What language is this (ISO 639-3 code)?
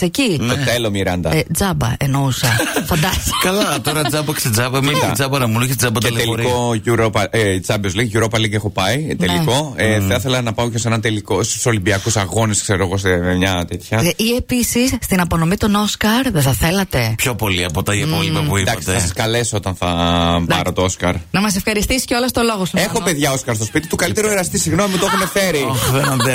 ell